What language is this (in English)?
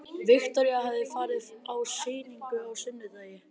Icelandic